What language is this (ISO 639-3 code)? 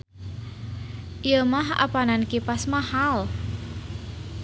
sun